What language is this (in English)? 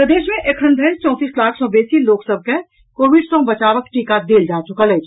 Maithili